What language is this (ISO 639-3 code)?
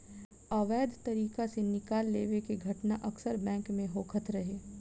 bho